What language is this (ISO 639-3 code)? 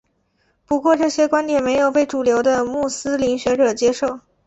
zho